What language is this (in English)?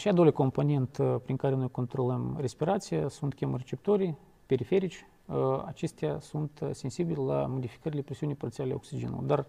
Romanian